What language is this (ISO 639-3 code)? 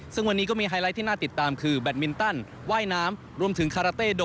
tha